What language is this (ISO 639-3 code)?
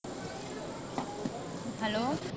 pan